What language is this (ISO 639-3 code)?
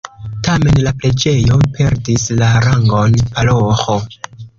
epo